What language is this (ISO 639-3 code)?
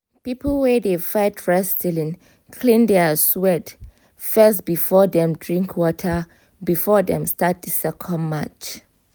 pcm